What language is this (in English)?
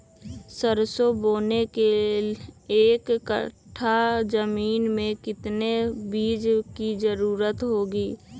Magahi